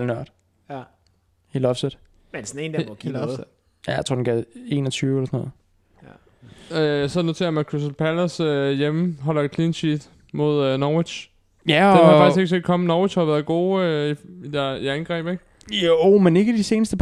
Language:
Danish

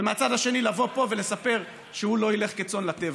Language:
Hebrew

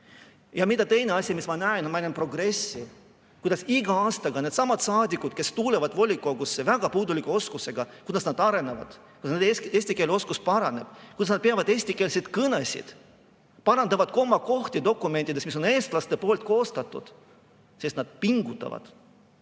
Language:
Estonian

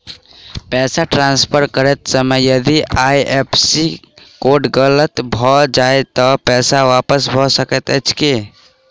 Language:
Maithili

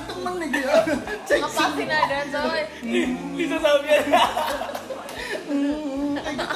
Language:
Indonesian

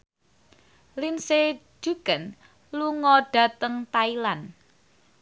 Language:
Javanese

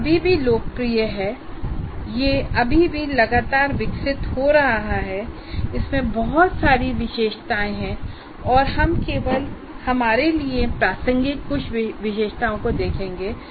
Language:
Hindi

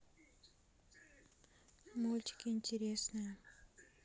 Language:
Russian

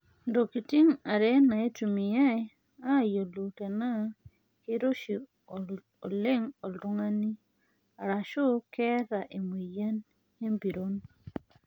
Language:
Masai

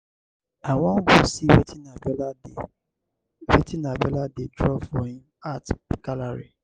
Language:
Nigerian Pidgin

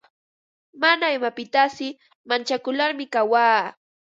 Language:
Ambo-Pasco Quechua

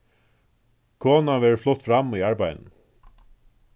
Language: Faroese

